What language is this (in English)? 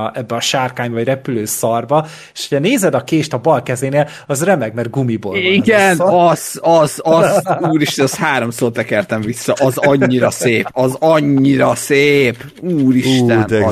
Hungarian